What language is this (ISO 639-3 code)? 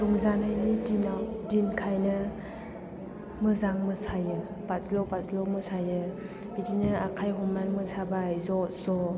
brx